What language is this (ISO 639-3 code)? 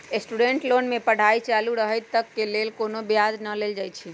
mag